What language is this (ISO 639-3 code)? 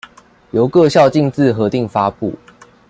zho